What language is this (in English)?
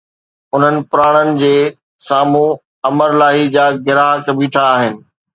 Sindhi